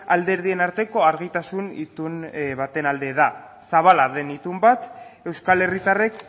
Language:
Basque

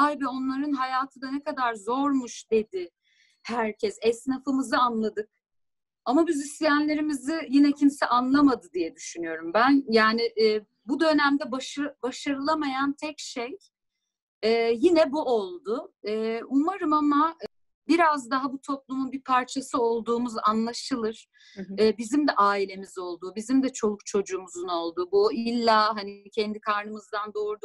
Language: Turkish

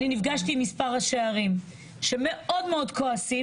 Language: Hebrew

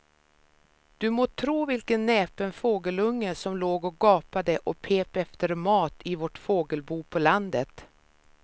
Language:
Swedish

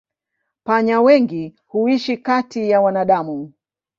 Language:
Swahili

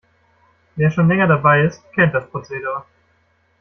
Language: German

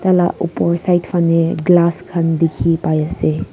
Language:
Naga Pidgin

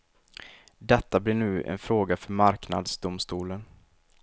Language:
Swedish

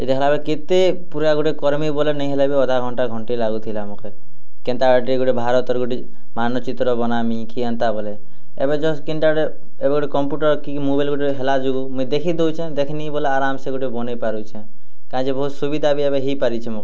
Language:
Odia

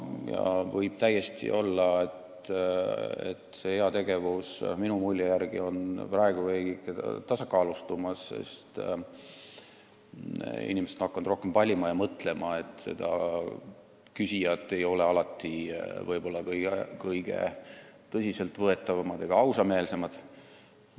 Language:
Estonian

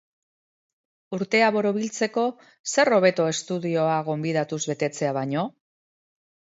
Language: Basque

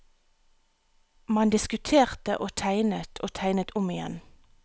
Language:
Norwegian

